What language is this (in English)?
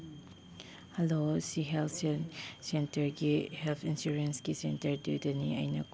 Manipuri